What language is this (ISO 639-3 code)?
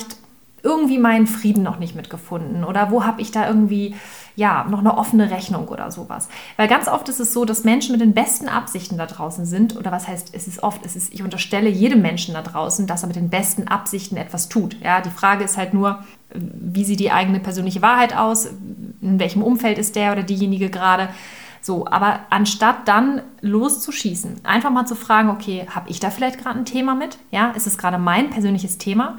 deu